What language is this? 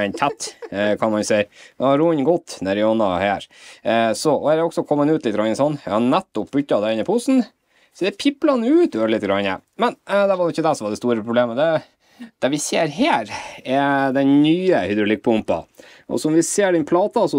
Norwegian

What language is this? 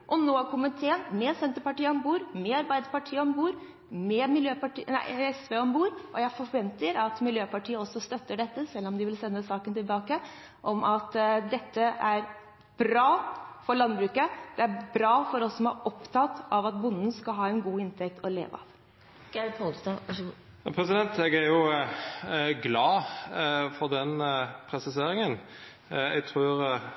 Norwegian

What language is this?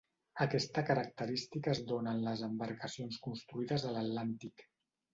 Catalan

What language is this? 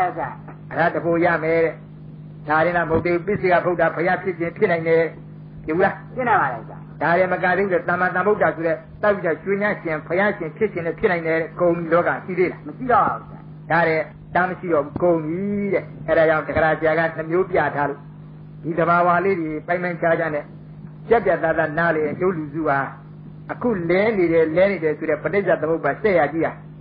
Thai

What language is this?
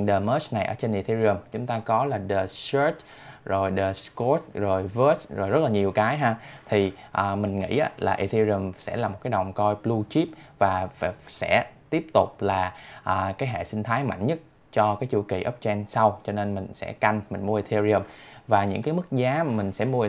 Vietnamese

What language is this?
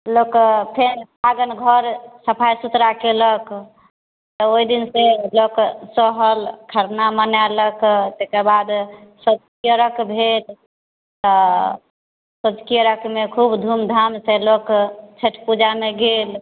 Maithili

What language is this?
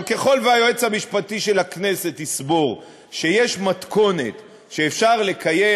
Hebrew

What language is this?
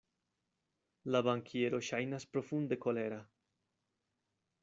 Esperanto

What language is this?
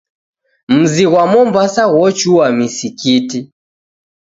Taita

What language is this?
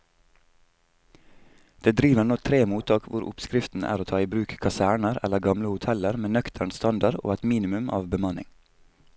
Norwegian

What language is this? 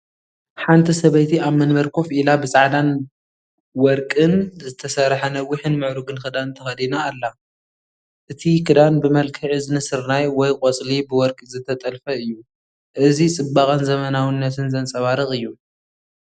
Tigrinya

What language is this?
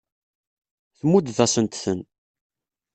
Kabyle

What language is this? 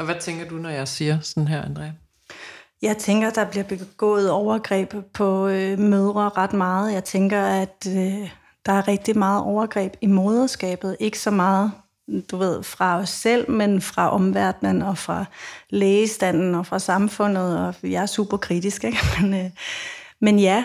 Danish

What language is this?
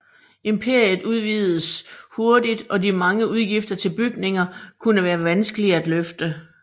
Danish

